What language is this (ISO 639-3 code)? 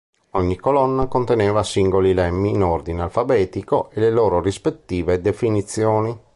ita